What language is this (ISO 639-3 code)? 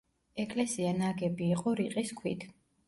kat